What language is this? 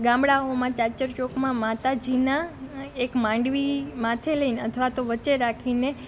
Gujarati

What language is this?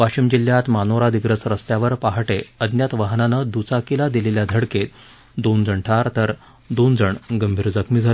Marathi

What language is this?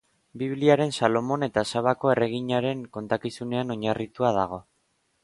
Basque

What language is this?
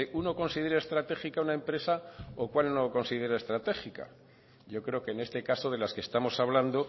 Spanish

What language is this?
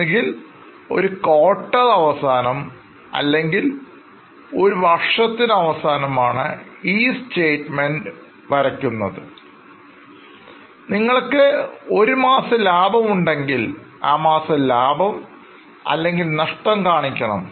Malayalam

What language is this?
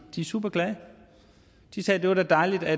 Danish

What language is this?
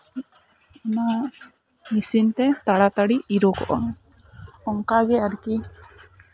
Santali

